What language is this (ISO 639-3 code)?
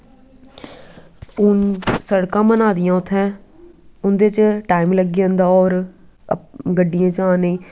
doi